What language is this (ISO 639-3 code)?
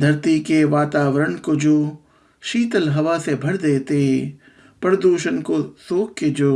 hin